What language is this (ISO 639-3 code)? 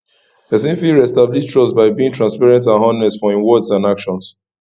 pcm